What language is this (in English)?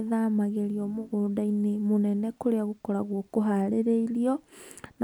Kikuyu